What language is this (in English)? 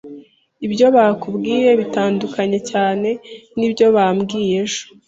Kinyarwanda